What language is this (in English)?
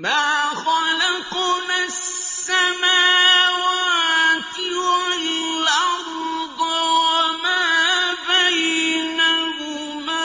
Arabic